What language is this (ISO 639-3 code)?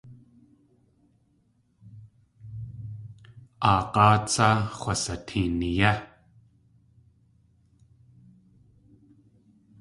tli